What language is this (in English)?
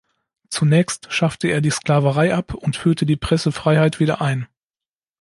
German